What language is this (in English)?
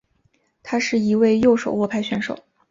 Chinese